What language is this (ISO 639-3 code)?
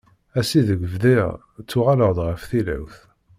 kab